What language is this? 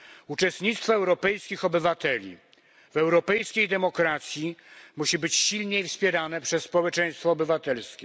Polish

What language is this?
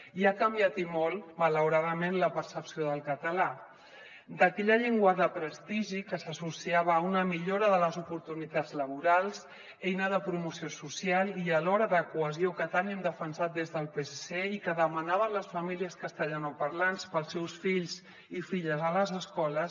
Catalan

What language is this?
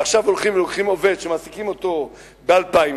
Hebrew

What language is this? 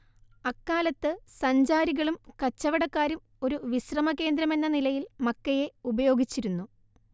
Malayalam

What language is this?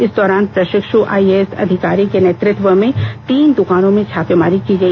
Hindi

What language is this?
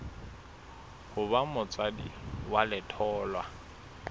Southern Sotho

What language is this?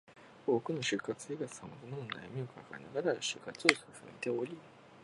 Japanese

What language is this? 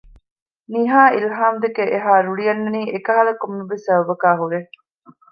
Divehi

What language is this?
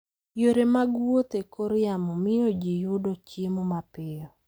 Luo (Kenya and Tanzania)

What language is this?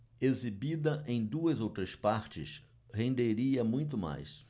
Portuguese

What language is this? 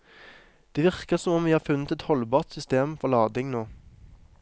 Norwegian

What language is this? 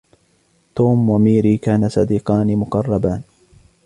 Arabic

